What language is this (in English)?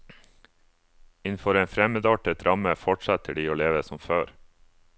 Norwegian